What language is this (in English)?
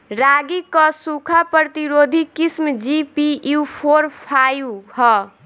Bhojpuri